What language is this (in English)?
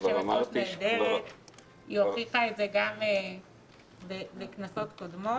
Hebrew